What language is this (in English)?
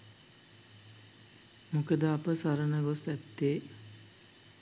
Sinhala